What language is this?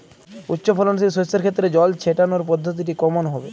Bangla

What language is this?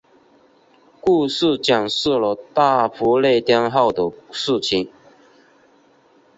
Chinese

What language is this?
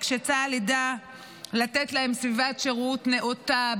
Hebrew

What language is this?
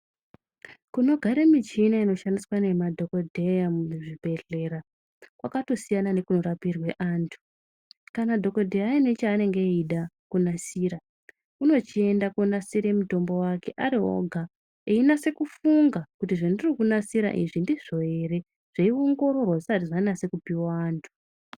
Ndau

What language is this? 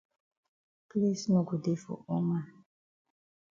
Cameroon Pidgin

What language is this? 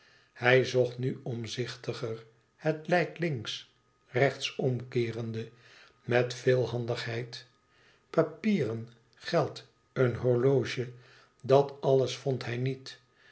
Dutch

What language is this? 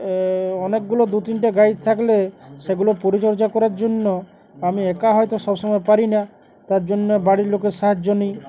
Bangla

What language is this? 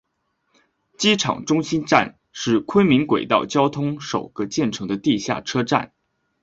Chinese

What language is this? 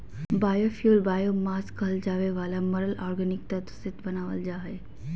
Magahi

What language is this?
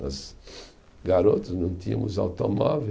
Portuguese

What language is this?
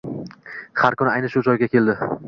Uzbek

